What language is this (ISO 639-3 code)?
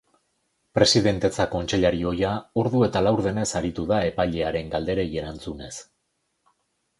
eus